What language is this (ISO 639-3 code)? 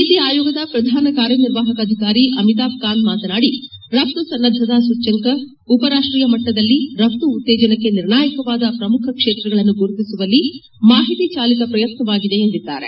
kan